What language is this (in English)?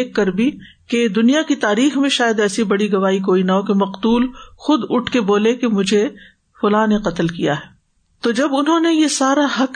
Urdu